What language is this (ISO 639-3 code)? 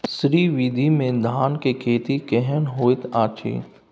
mai